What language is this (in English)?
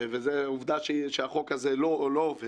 Hebrew